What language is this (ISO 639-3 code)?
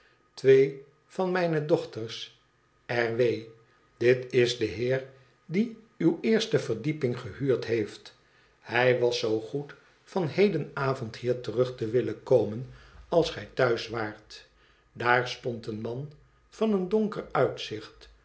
nld